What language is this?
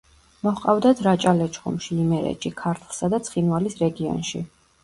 Georgian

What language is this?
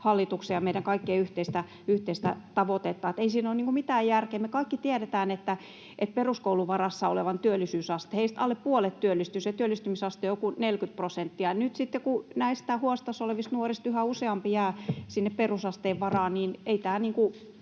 Finnish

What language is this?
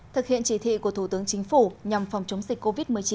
Vietnamese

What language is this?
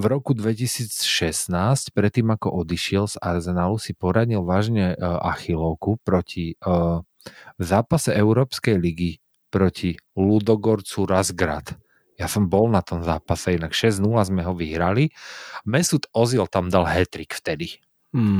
Slovak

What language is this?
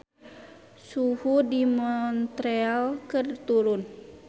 Sundanese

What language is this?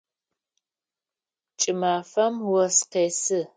Adyghe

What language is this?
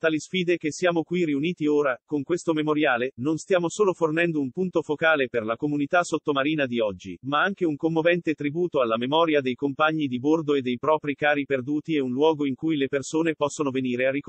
Italian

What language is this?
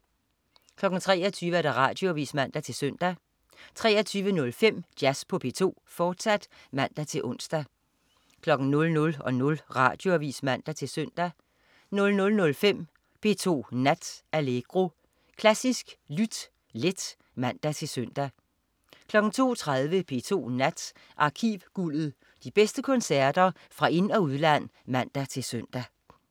Danish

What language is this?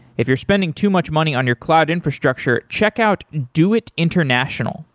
English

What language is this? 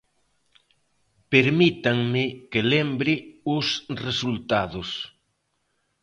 Galician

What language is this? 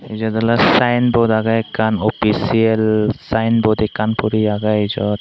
Chakma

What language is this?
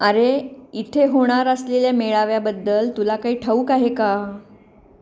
Marathi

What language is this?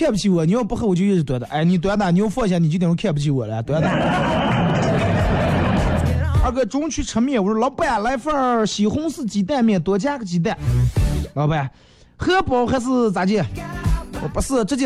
Chinese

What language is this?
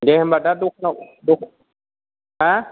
Bodo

